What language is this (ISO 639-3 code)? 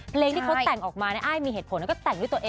tha